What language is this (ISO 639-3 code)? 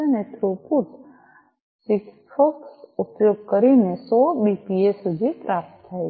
guj